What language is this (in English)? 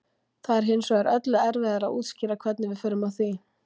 Icelandic